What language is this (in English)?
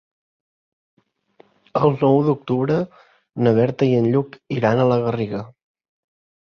Catalan